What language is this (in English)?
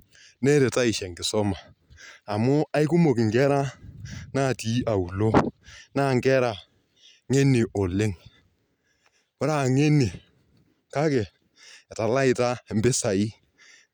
Masai